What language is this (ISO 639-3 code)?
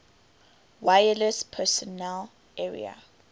eng